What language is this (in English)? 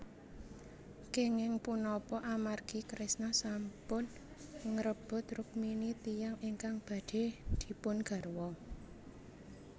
Javanese